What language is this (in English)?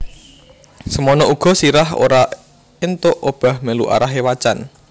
Javanese